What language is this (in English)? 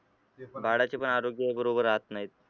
Marathi